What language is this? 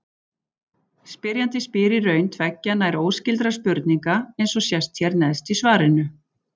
Icelandic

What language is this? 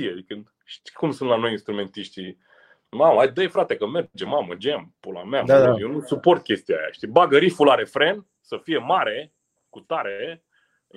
Romanian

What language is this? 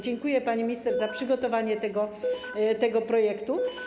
Polish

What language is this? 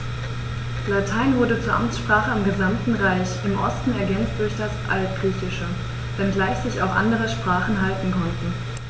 German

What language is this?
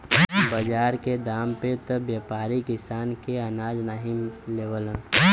Bhojpuri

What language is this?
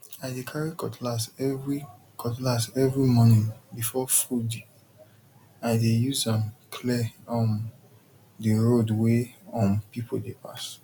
Nigerian Pidgin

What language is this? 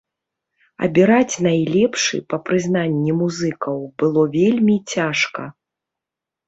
Belarusian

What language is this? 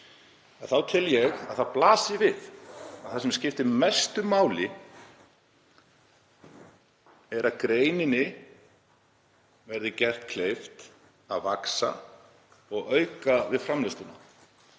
Icelandic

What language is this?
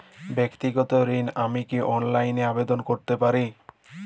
Bangla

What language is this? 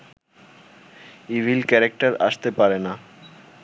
Bangla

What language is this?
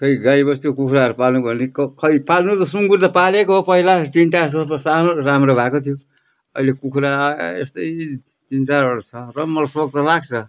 Nepali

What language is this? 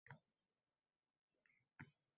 Uzbek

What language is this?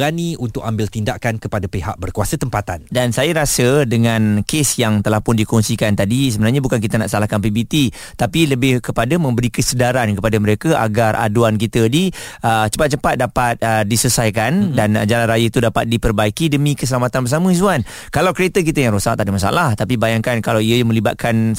Malay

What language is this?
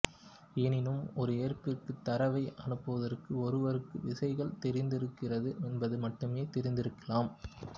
Tamil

